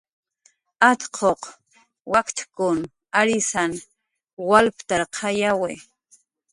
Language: Jaqaru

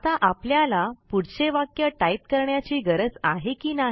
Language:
Marathi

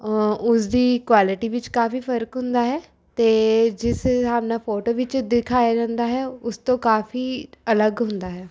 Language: Punjabi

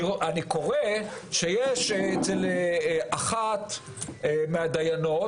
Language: Hebrew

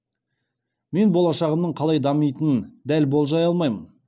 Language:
Kazakh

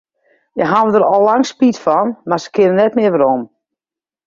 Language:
Western Frisian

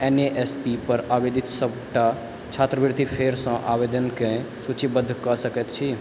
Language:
Maithili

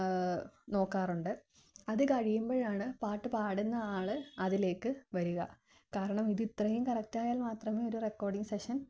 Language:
Malayalam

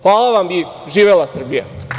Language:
Serbian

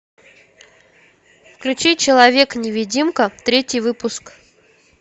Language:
Russian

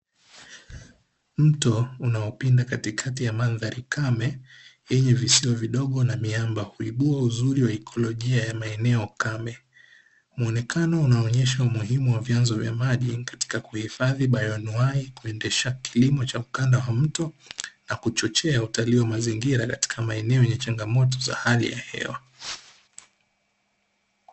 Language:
Swahili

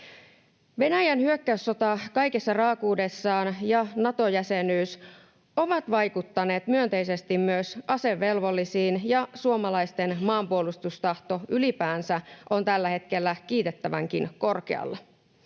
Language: Finnish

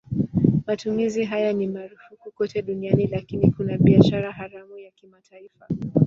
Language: Swahili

